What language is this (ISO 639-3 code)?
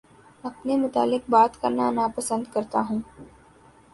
urd